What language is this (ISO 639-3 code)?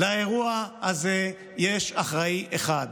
heb